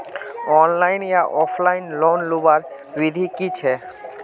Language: Magahi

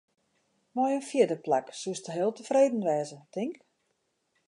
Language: Western Frisian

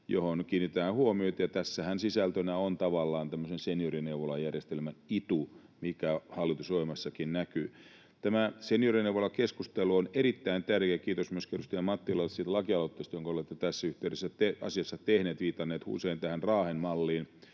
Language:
Finnish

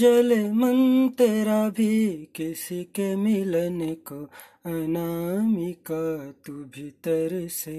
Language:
Hindi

